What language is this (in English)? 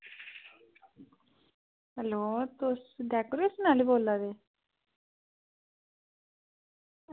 Dogri